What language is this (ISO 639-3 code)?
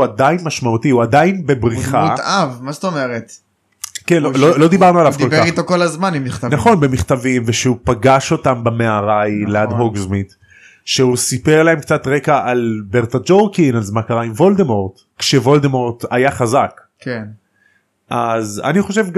heb